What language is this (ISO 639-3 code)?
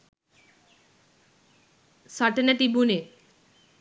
sin